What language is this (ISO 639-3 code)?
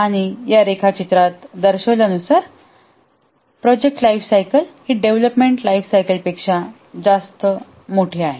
mar